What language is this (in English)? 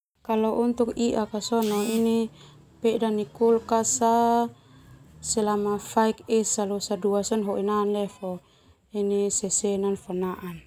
Termanu